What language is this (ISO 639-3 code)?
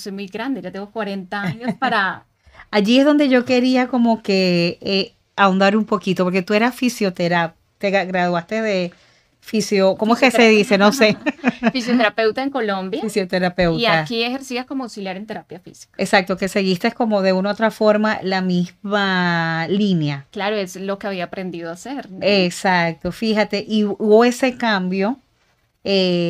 spa